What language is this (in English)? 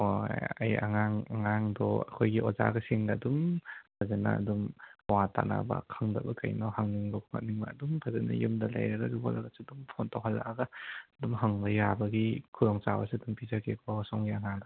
Manipuri